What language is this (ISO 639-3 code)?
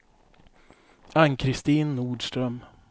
swe